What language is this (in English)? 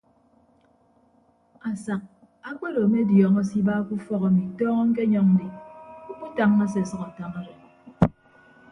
Ibibio